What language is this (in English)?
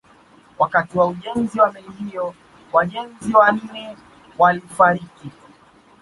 Swahili